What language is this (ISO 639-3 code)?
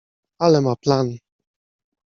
pol